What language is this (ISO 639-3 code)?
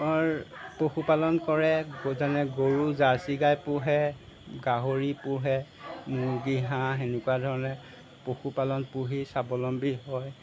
asm